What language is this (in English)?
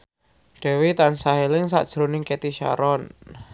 Javanese